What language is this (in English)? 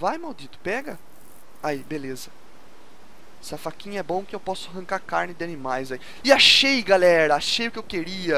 Portuguese